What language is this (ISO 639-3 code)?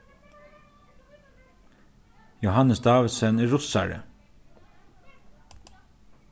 fao